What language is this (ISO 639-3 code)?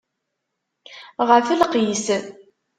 kab